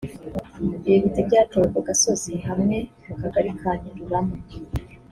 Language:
Kinyarwanda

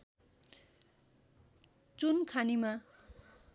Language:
Nepali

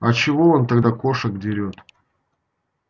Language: Russian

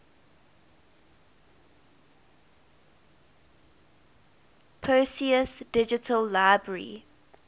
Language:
English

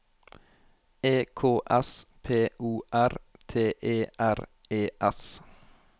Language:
Norwegian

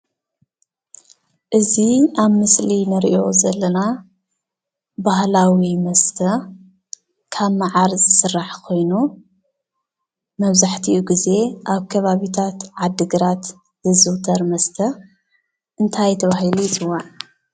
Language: Tigrinya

